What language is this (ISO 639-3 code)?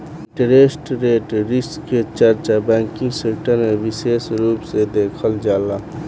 bho